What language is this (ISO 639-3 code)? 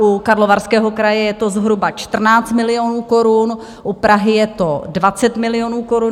ces